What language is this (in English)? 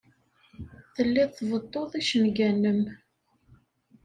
Kabyle